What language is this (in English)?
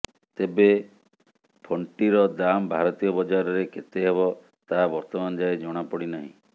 Odia